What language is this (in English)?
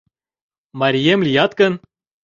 Mari